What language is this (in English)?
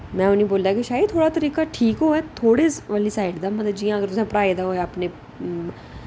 Dogri